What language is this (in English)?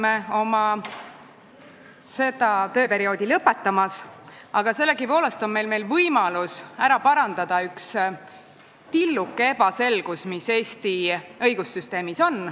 Estonian